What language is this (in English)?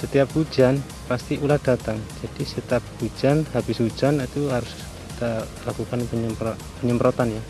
Indonesian